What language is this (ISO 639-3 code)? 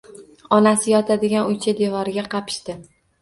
uzb